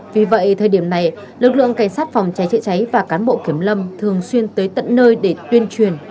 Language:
Vietnamese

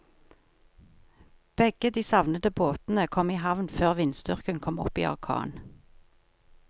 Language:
Norwegian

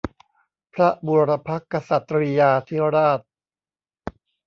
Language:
Thai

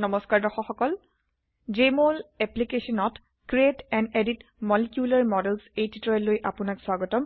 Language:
Assamese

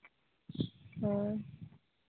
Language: Santali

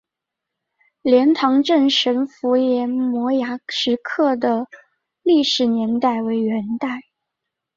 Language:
Chinese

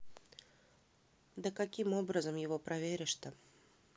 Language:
Russian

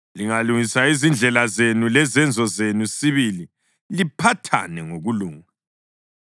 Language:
North Ndebele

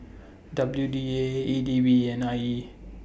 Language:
English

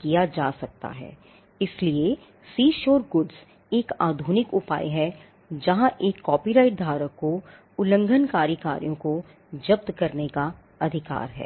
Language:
Hindi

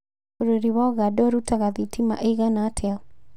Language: Kikuyu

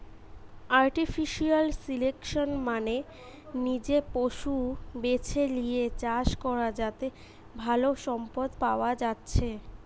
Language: Bangla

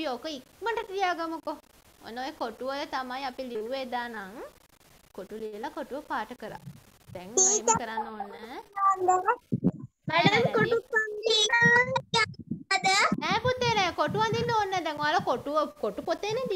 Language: Thai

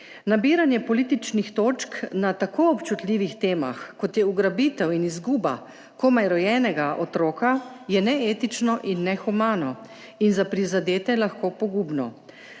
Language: Slovenian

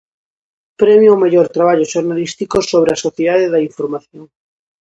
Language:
Galician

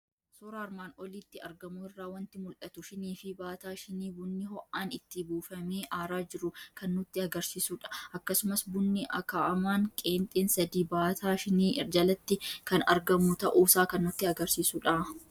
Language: Oromo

